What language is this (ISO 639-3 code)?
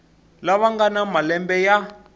tso